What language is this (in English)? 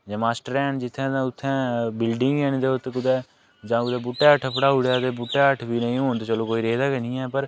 Dogri